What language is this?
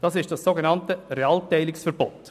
Swiss German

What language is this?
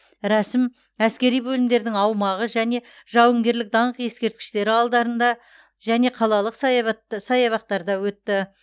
Kazakh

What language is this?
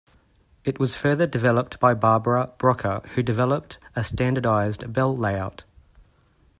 English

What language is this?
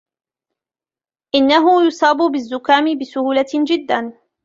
Arabic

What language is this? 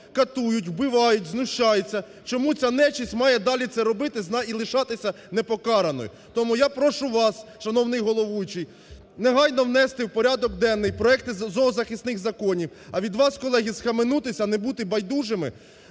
Ukrainian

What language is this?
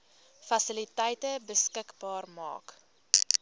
Afrikaans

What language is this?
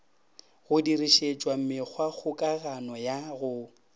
Northern Sotho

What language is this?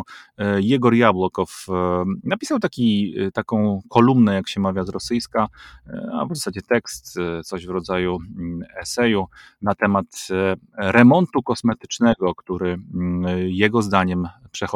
Polish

